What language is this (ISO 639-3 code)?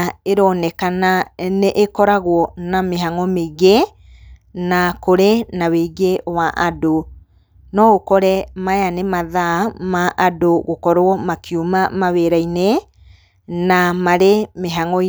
kik